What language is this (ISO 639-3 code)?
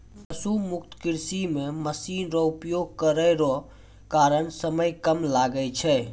mai